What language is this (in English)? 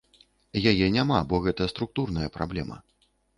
Belarusian